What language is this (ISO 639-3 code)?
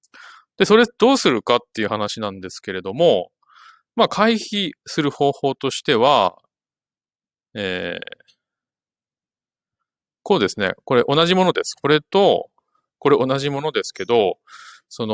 jpn